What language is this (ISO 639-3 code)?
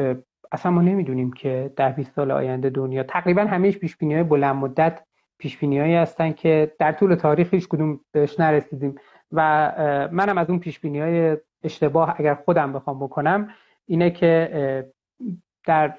fas